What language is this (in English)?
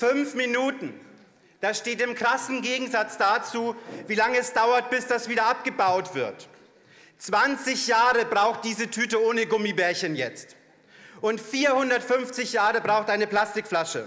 German